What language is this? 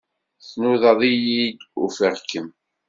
Kabyle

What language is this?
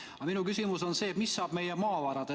Estonian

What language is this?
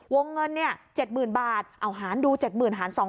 Thai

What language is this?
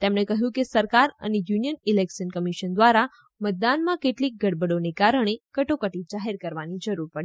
Gujarati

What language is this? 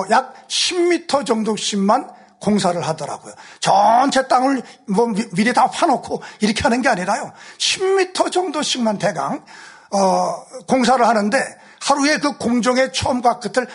Korean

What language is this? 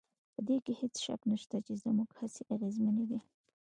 Pashto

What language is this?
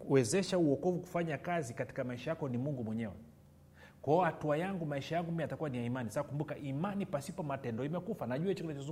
Swahili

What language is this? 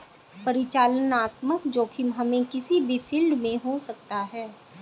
Hindi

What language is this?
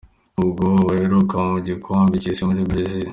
Kinyarwanda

